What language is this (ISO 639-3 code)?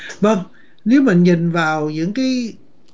vie